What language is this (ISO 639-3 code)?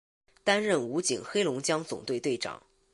zho